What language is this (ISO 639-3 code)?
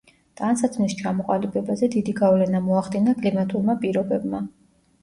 kat